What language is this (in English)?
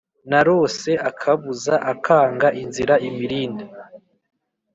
Kinyarwanda